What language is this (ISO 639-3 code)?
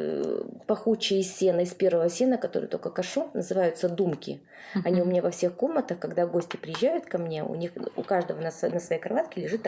rus